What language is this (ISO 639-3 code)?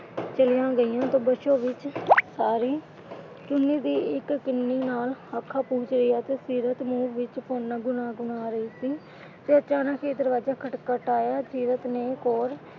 pan